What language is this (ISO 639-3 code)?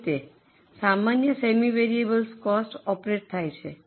guj